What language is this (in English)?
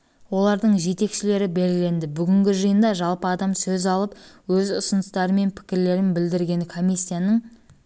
Kazakh